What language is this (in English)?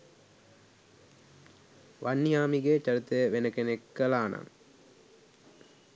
Sinhala